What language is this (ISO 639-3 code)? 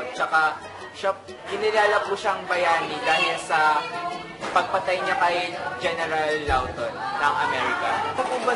fil